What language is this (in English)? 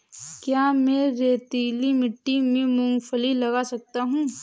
Hindi